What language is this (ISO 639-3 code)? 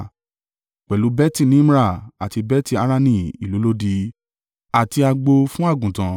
yor